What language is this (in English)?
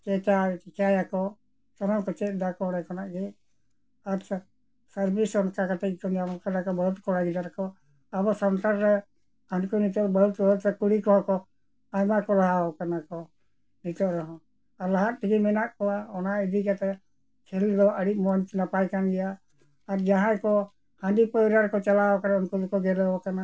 Santali